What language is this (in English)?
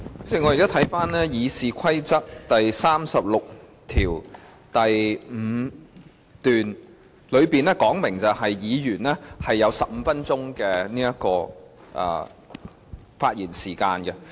Cantonese